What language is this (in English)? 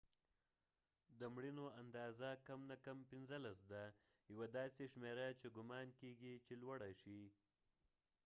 Pashto